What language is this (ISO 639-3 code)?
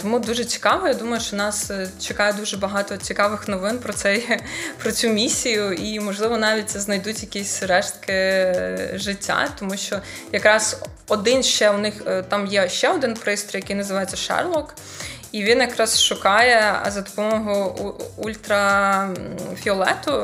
ukr